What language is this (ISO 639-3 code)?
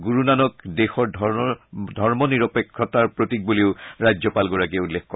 asm